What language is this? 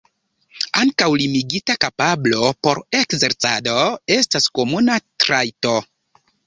Esperanto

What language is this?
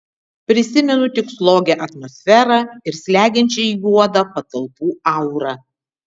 Lithuanian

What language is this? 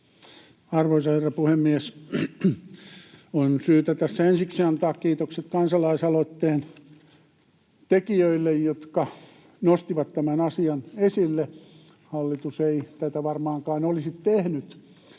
Finnish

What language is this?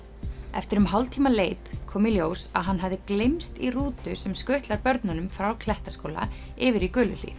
Icelandic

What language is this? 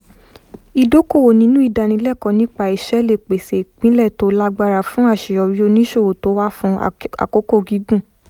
Yoruba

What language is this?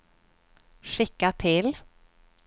Swedish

